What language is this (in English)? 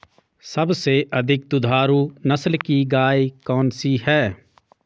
Hindi